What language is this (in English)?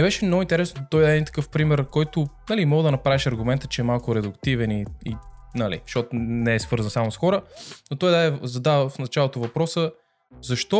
Bulgarian